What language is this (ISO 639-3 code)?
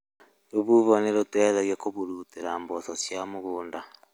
kik